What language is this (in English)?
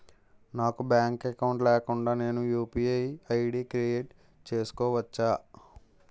Telugu